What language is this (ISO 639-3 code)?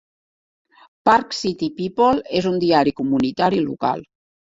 cat